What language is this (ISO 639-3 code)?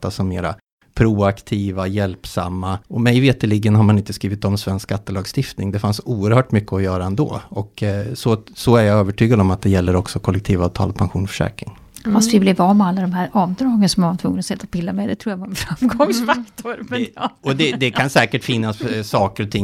swe